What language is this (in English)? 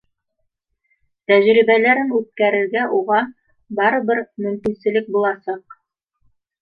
Bashkir